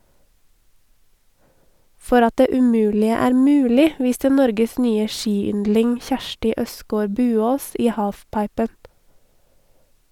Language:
Norwegian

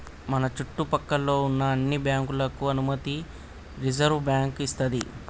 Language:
Telugu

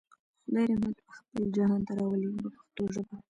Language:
Pashto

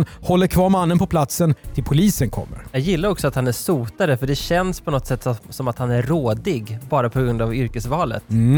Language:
Swedish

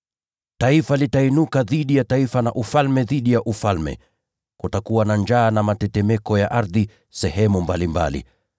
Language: Swahili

